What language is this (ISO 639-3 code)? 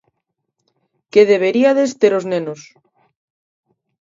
glg